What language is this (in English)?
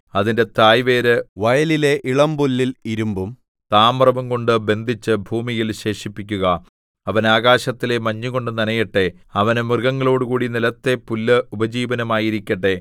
Malayalam